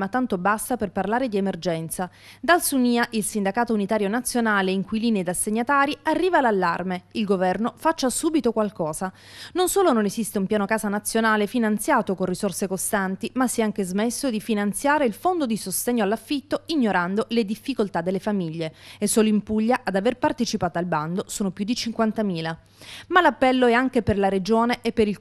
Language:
Italian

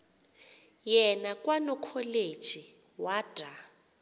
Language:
Xhosa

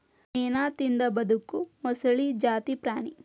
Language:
Kannada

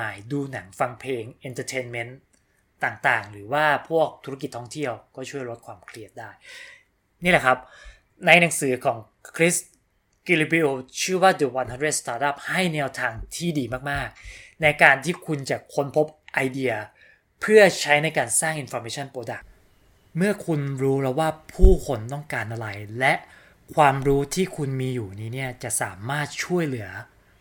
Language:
Thai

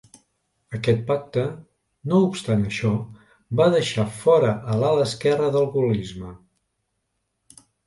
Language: Catalan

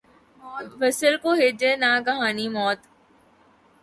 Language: Urdu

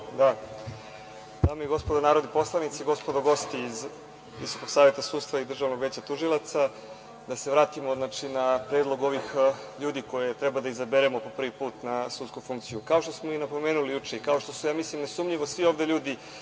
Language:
Serbian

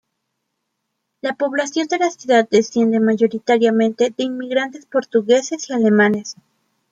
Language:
Spanish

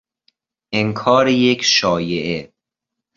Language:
Persian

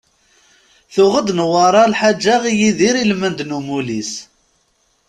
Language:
Kabyle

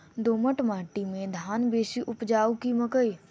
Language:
Maithili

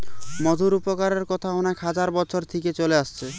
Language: Bangla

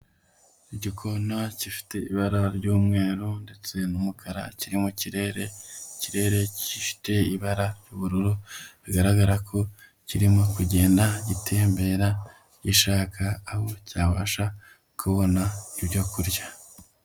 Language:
Kinyarwanda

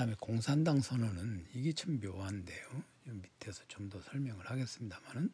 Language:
Korean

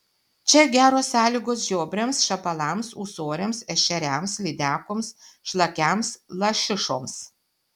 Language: Lithuanian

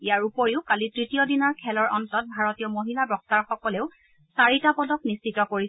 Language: Assamese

